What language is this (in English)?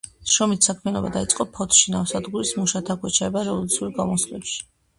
Georgian